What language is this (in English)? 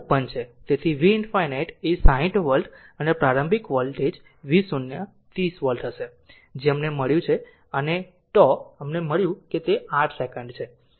Gujarati